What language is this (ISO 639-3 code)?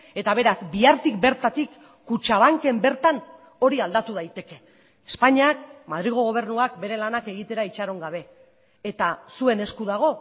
eus